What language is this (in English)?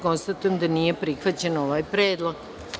Serbian